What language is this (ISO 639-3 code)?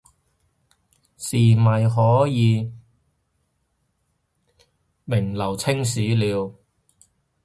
yue